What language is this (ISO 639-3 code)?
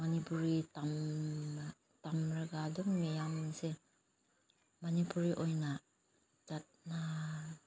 mni